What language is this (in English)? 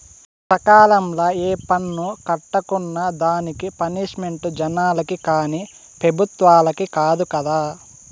Telugu